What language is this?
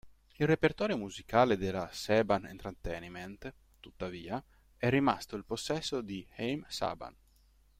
Italian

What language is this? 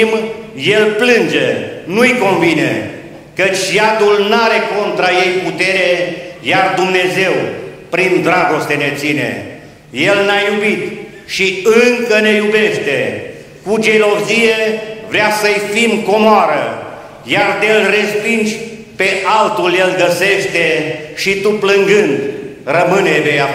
Romanian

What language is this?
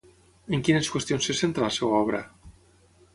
Catalan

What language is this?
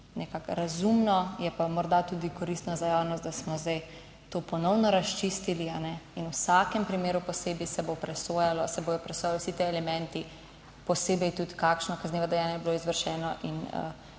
Slovenian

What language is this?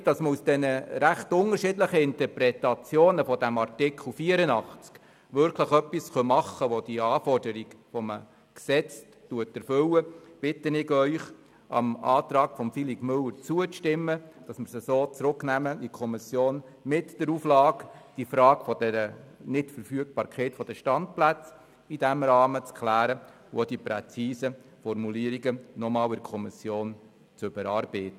Swiss German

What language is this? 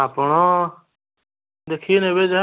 Odia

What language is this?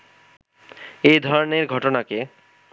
Bangla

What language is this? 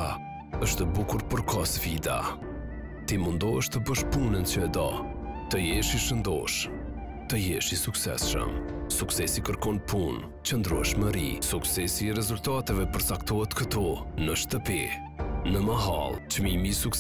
Romanian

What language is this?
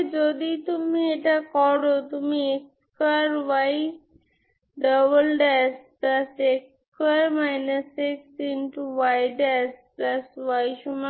Bangla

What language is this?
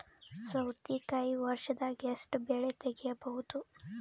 Kannada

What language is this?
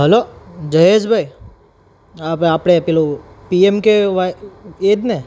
Gujarati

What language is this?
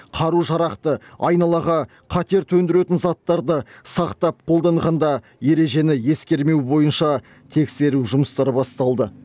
Kazakh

